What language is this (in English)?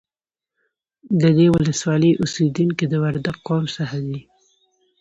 Pashto